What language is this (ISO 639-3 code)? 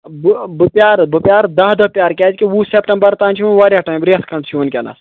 kas